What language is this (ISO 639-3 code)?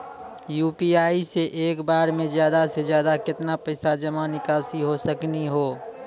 mai